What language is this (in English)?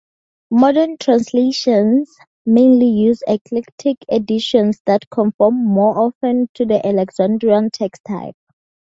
English